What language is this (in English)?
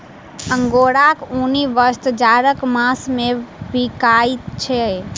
Maithili